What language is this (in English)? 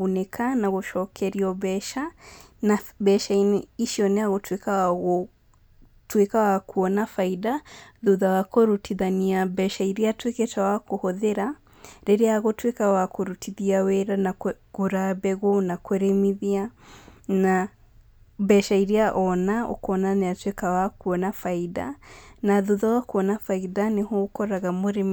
Kikuyu